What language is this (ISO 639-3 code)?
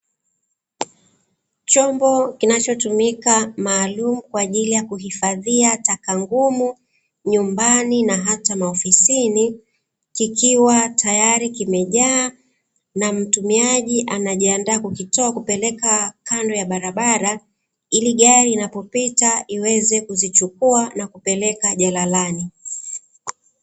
swa